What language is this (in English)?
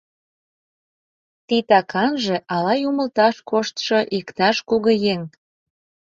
Mari